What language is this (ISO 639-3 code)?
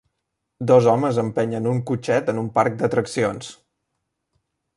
cat